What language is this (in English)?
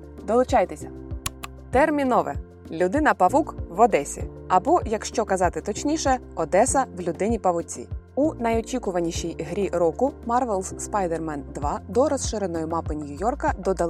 Ukrainian